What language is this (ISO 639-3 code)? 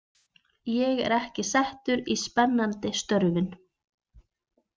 isl